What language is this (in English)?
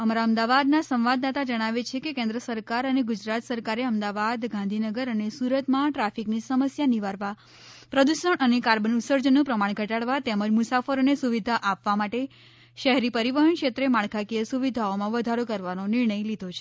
Gujarati